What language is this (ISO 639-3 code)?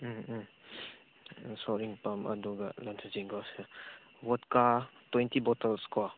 mni